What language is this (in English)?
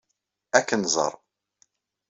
Kabyle